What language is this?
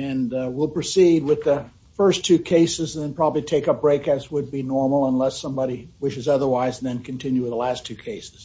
English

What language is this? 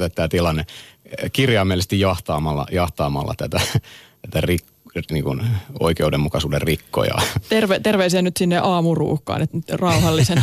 Finnish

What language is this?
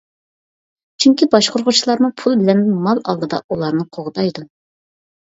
Uyghur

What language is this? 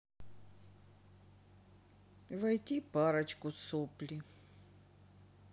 Russian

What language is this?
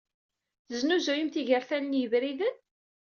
Kabyle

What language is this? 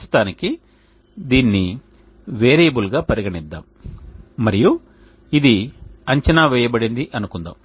Telugu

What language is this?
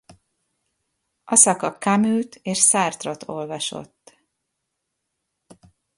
Hungarian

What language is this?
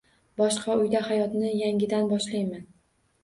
Uzbek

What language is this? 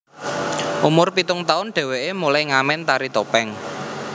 Javanese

